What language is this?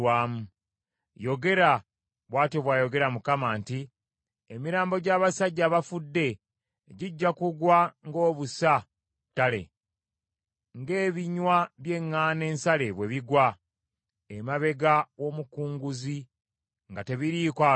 Ganda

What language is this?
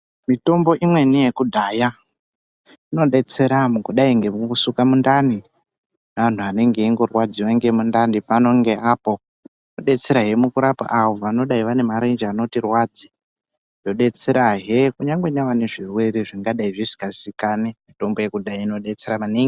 Ndau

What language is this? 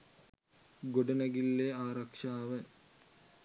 Sinhala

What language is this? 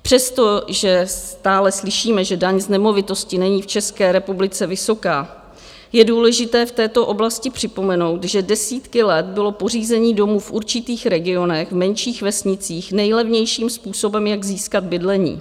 Czech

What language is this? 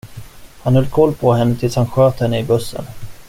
Swedish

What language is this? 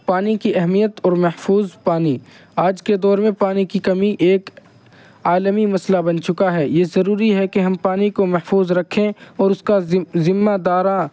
Urdu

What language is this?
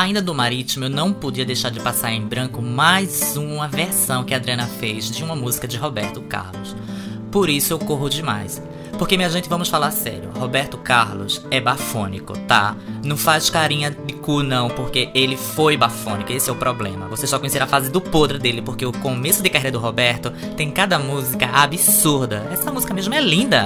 Portuguese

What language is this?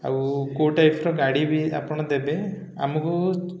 Odia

